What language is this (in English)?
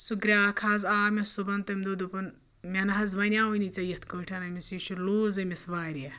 Kashmiri